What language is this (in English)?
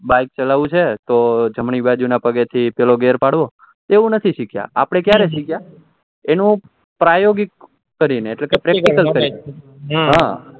Gujarati